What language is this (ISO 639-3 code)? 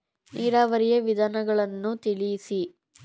kan